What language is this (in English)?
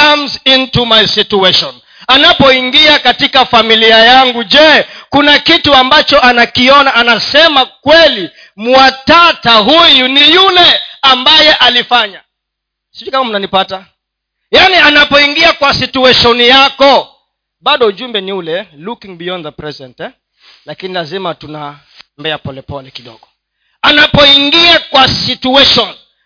Swahili